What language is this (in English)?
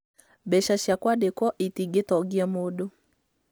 Kikuyu